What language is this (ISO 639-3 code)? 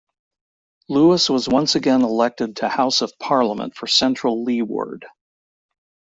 eng